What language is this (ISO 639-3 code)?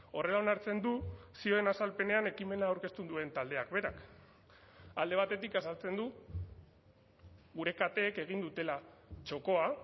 eus